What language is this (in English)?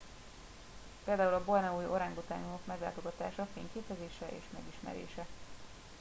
Hungarian